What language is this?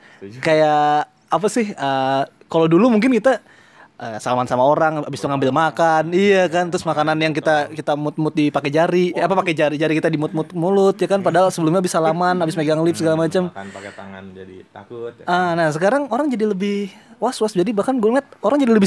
Indonesian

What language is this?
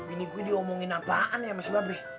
Indonesian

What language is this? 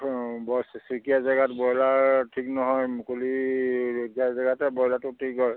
Assamese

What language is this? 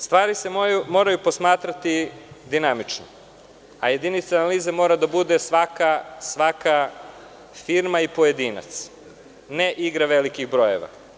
Serbian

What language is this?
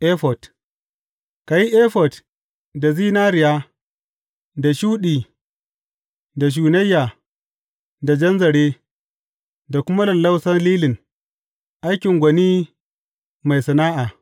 Hausa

